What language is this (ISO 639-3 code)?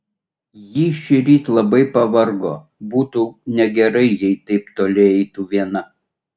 lit